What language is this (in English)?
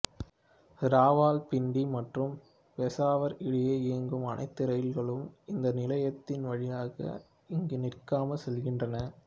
Tamil